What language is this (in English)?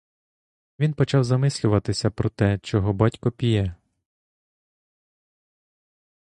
Ukrainian